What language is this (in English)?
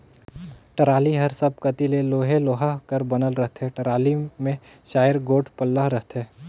Chhattisgarhi